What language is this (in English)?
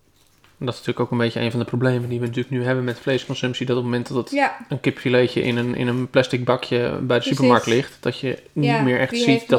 Dutch